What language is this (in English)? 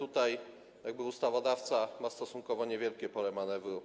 Polish